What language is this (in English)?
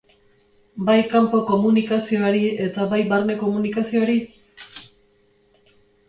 Basque